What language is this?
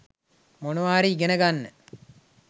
Sinhala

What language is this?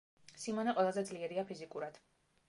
Georgian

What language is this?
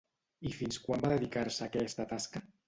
Catalan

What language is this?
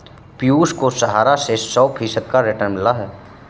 Hindi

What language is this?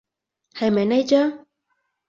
Cantonese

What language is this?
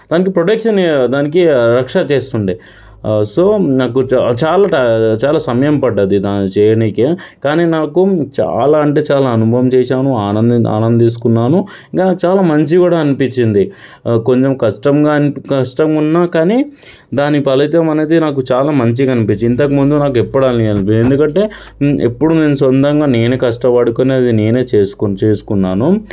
Telugu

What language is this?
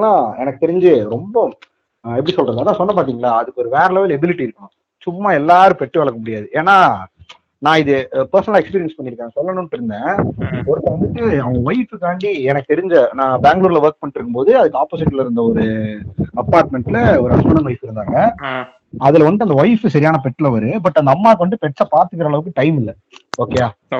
Tamil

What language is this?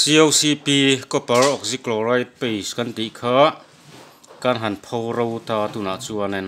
Thai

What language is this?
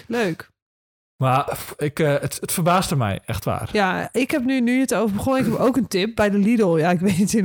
Dutch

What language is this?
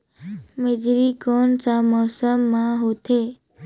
Chhattisgarhi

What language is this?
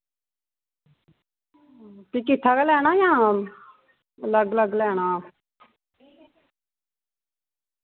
Dogri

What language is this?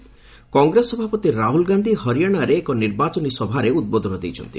Odia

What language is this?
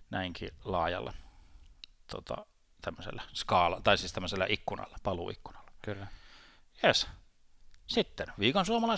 Finnish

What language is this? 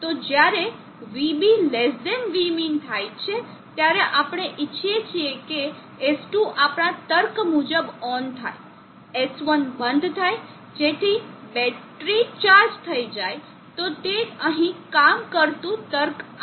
Gujarati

